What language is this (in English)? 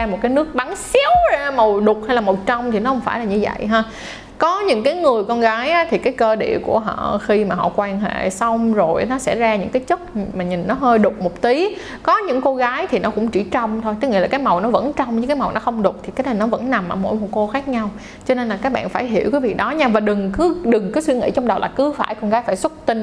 Vietnamese